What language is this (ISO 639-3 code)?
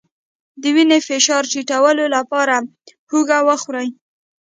pus